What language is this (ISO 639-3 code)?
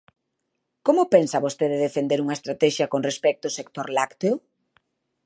glg